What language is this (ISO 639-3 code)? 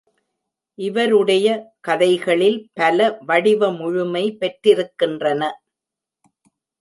tam